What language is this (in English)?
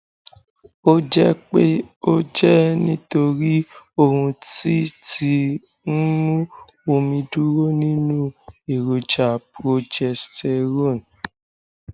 Yoruba